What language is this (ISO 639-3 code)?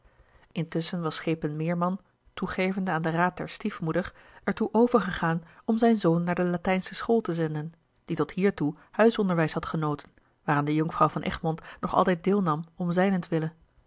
nld